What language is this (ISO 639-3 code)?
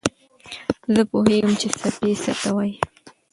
pus